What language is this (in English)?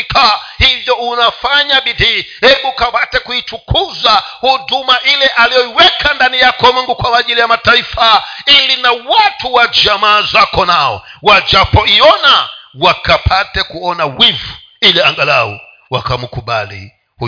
Swahili